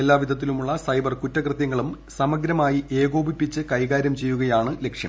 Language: Malayalam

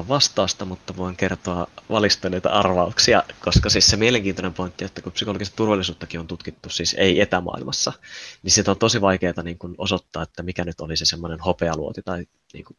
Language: Finnish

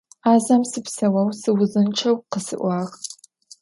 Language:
Adyghe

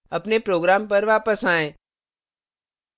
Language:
Hindi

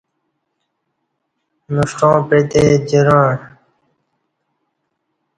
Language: Kati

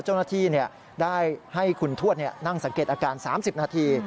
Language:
Thai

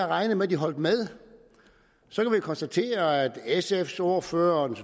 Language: Danish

